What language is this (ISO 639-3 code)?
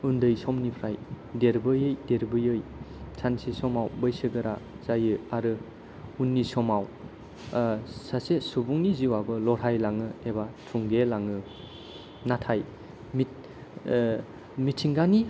brx